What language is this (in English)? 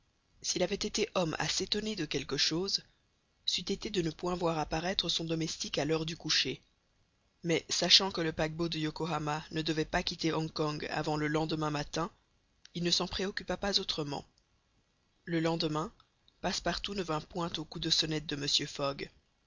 French